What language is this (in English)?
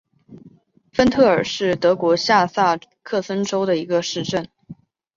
Chinese